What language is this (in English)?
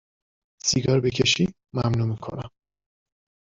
Persian